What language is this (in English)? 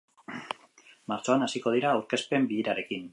Basque